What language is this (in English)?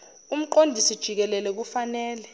Zulu